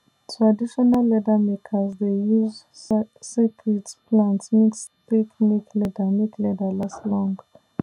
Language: Nigerian Pidgin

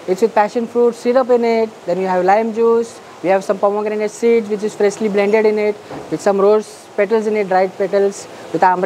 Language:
Hindi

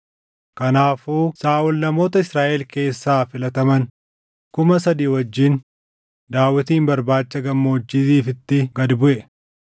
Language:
Oromo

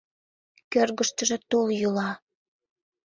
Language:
Mari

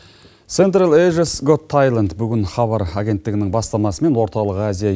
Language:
Kazakh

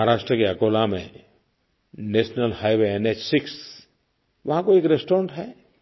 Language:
Hindi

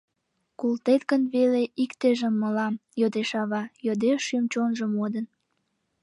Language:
Mari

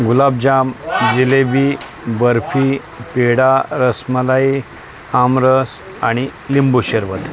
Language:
Marathi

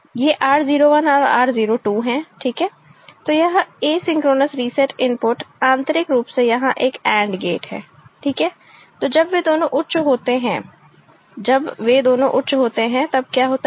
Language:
Hindi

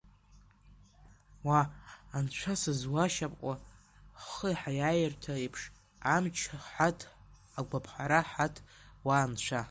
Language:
Abkhazian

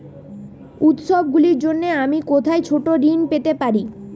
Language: Bangla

